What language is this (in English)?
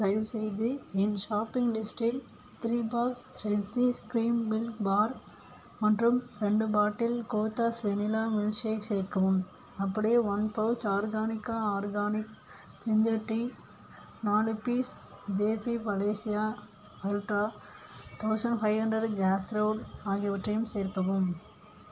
Tamil